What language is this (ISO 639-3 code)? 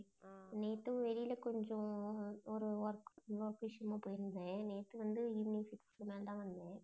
tam